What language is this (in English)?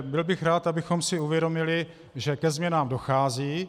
Czech